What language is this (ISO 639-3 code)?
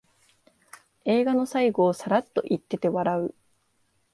jpn